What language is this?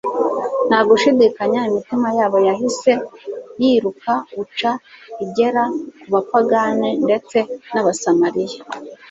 Kinyarwanda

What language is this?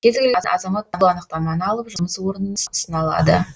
Kazakh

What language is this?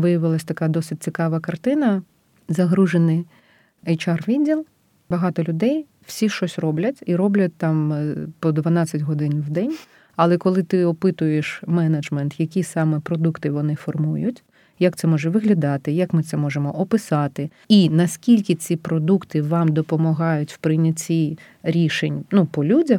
Ukrainian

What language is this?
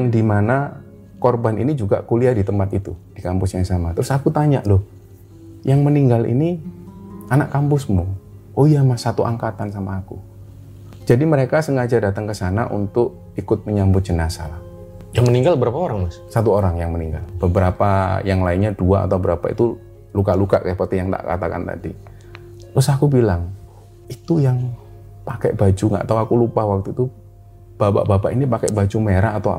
Indonesian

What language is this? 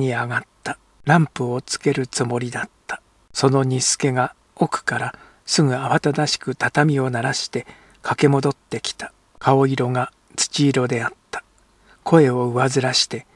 Japanese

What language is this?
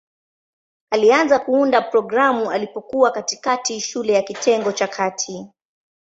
Swahili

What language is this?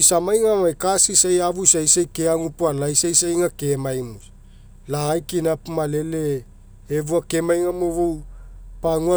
Mekeo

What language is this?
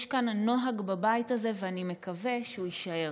Hebrew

